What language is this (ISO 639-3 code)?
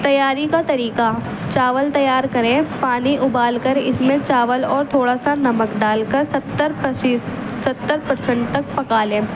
urd